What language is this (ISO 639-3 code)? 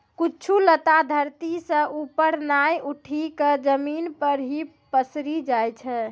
mai